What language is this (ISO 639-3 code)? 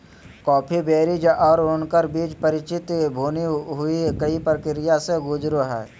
mag